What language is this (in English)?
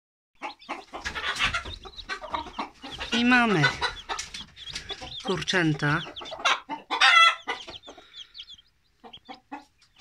Polish